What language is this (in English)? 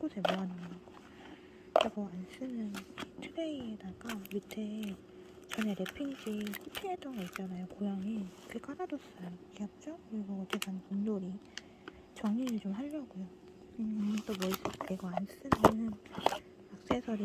Korean